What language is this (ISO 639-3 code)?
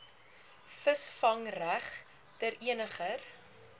afr